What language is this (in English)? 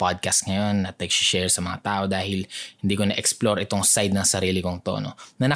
Filipino